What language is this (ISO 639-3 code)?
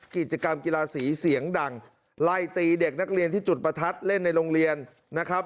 tha